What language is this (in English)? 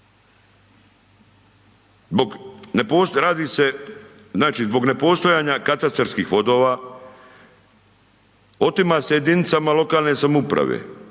Croatian